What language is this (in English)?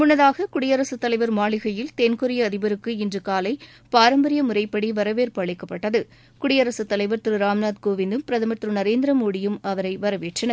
Tamil